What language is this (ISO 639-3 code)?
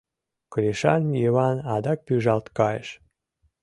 chm